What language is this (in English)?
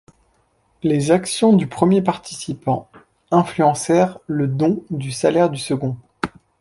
French